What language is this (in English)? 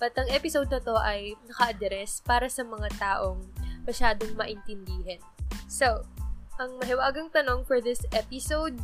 Filipino